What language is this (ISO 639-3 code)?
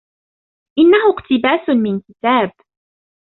ara